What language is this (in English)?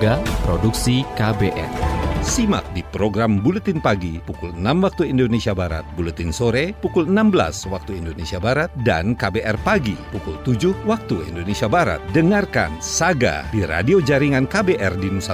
Indonesian